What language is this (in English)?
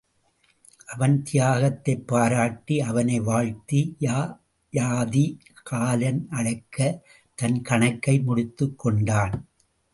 Tamil